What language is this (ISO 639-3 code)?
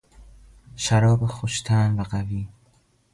fas